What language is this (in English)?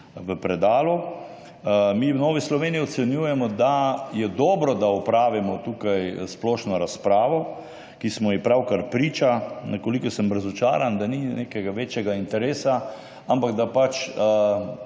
Slovenian